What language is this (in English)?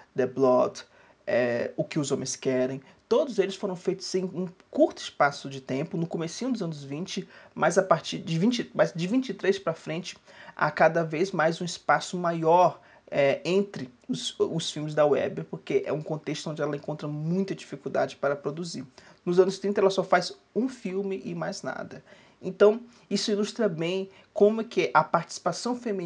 Portuguese